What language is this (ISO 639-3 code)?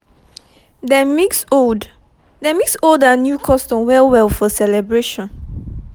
pcm